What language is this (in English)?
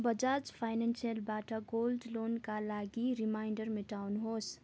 Nepali